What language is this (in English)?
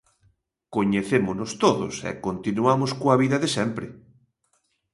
Galician